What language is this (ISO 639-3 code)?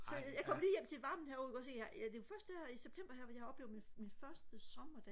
dan